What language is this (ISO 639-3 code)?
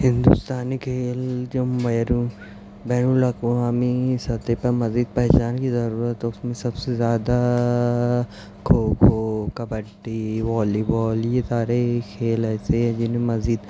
urd